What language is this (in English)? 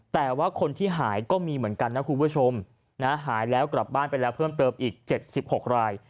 Thai